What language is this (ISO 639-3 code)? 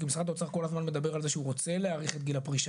heb